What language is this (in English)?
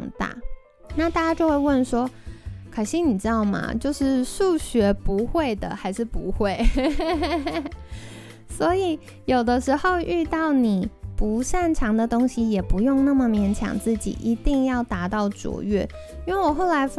Chinese